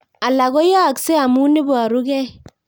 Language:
Kalenjin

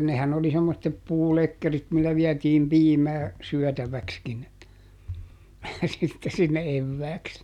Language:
Finnish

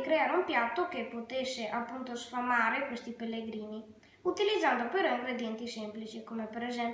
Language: Italian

